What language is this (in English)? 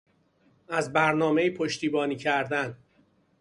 Persian